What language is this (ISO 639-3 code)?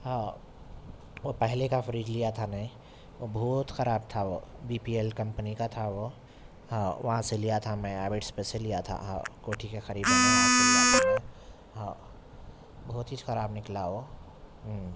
urd